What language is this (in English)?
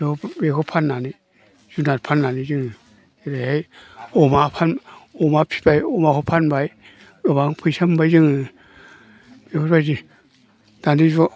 Bodo